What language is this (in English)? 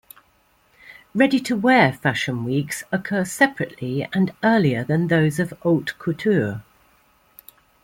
English